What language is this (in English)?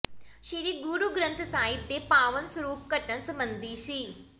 Punjabi